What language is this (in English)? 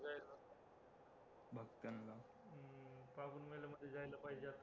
Marathi